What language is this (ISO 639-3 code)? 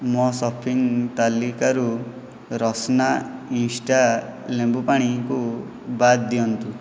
ori